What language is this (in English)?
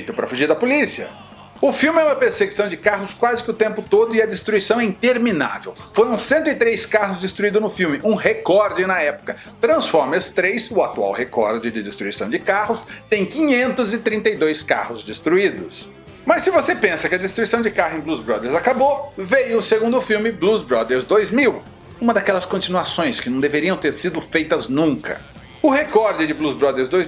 Portuguese